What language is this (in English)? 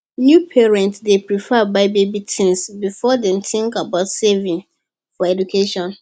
Nigerian Pidgin